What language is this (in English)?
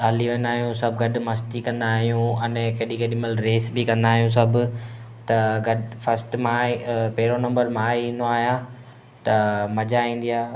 Sindhi